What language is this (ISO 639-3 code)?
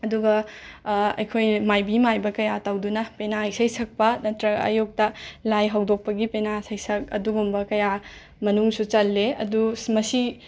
mni